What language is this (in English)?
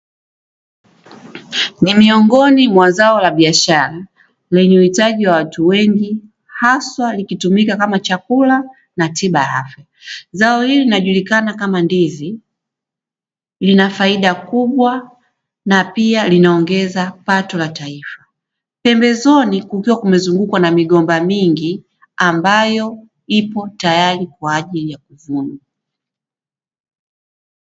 Swahili